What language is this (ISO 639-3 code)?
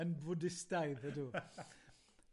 cym